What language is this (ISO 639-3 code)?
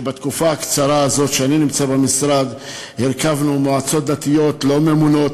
heb